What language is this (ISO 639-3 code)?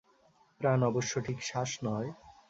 ben